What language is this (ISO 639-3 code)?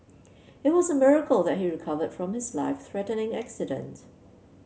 eng